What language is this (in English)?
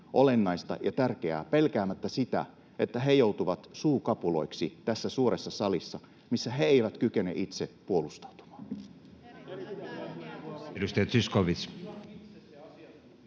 Finnish